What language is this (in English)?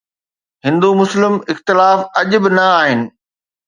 Sindhi